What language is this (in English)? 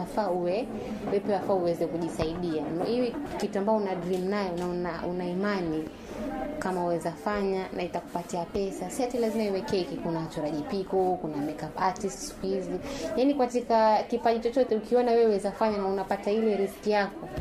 Swahili